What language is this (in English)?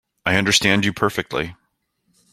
English